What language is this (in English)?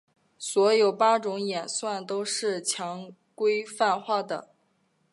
Chinese